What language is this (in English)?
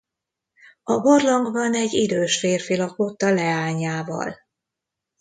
Hungarian